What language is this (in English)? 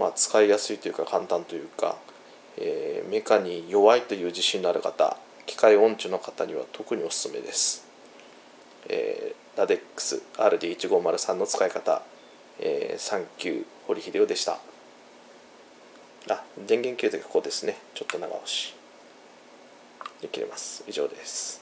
Japanese